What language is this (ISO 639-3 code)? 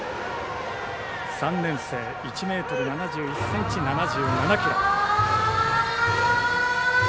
jpn